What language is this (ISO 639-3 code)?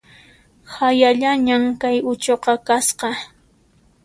qxp